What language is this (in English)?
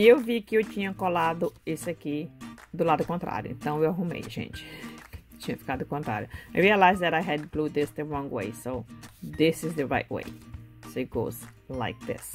Portuguese